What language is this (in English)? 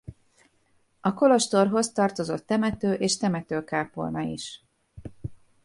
Hungarian